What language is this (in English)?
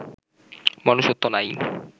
Bangla